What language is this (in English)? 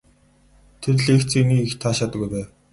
Mongolian